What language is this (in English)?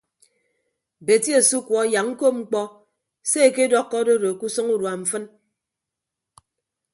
Ibibio